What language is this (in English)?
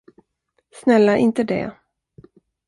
Swedish